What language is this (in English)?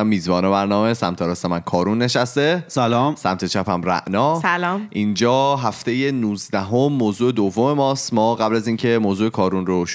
Persian